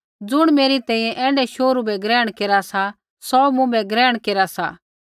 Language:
Kullu Pahari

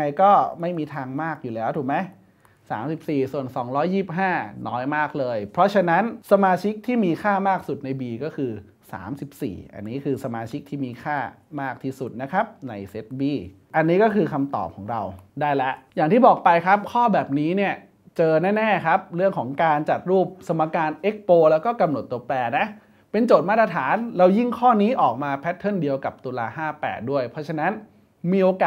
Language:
Thai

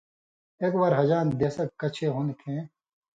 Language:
Indus Kohistani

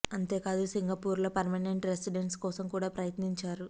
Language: Telugu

